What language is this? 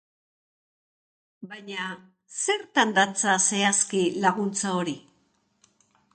Basque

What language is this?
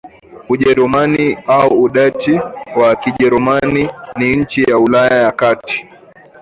Swahili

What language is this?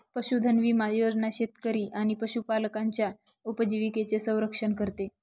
Marathi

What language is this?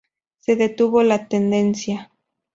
Spanish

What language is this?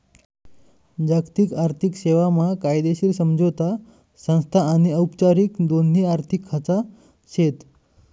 Marathi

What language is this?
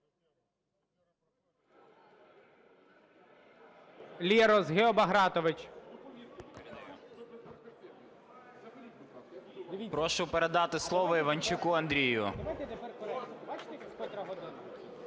Ukrainian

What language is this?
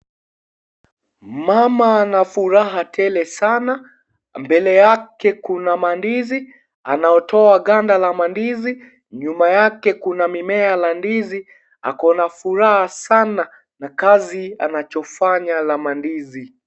Swahili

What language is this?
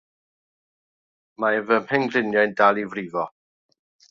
Welsh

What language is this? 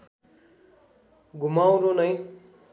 Nepali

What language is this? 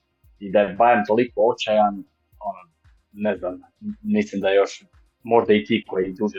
Croatian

